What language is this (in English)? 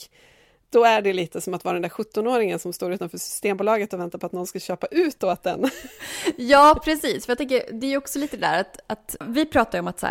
Swedish